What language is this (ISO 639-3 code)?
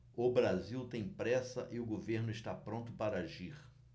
por